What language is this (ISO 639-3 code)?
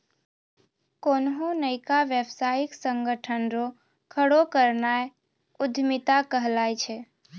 mai